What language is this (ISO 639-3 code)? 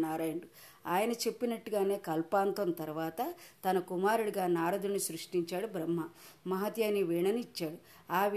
tel